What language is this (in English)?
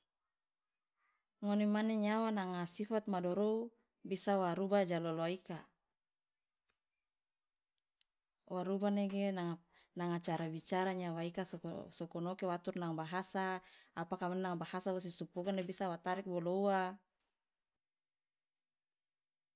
Loloda